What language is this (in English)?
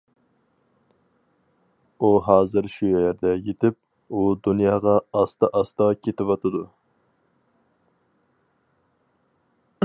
Uyghur